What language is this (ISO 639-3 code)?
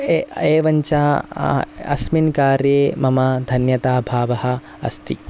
san